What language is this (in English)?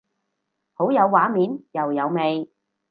Cantonese